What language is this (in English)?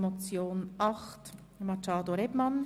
Swiss German